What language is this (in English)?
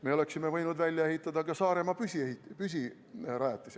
Estonian